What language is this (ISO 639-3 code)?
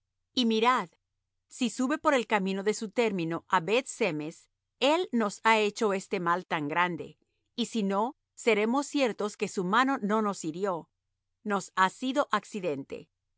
spa